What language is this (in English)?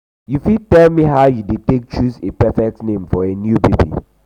Nigerian Pidgin